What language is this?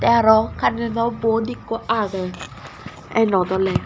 Chakma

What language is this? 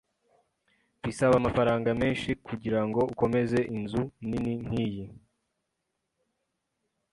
Kinyarwanda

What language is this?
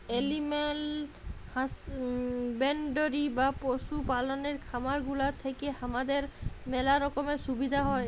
Bangla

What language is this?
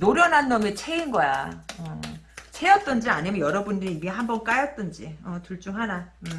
Korean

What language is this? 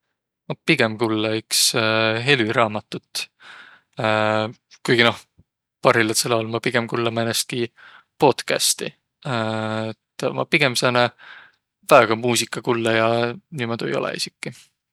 Võro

